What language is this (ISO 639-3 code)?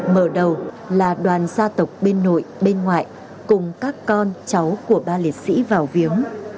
vie